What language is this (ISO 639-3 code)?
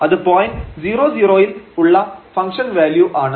mal